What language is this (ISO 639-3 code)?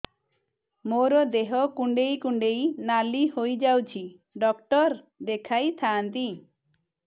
ori